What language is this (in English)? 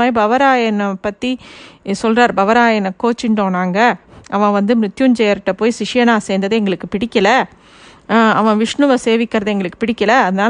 Tamil